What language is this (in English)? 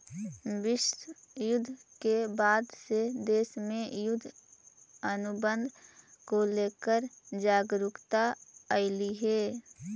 Magahi